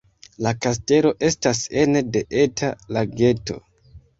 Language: Esperanto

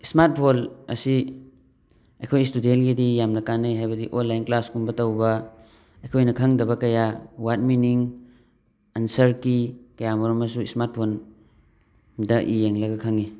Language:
Manipuri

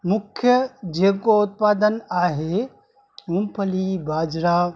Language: Sindhi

